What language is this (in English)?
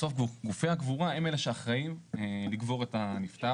Hebrew